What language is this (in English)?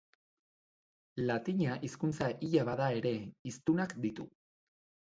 Basque